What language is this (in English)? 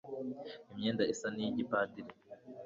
Kinyarwanda